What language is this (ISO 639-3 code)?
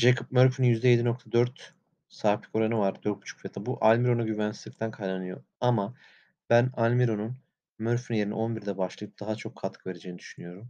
tur